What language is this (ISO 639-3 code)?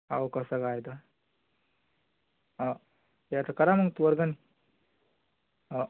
mar